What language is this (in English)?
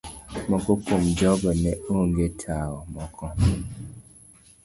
Luo (Kenya and Tanzania)